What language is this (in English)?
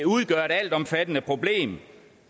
Danish